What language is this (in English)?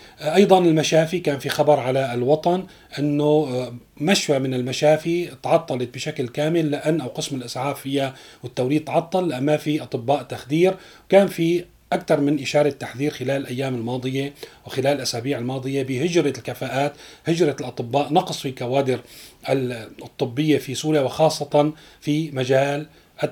Arabic